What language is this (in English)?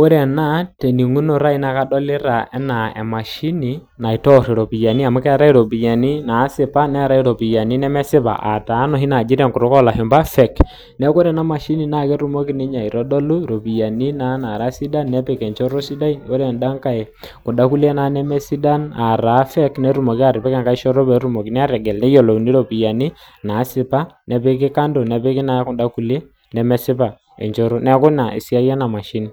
Masai